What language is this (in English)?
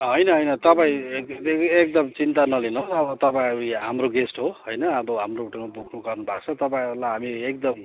Nepali